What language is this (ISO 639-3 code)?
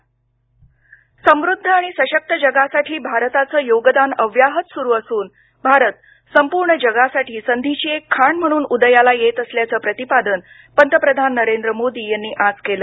mar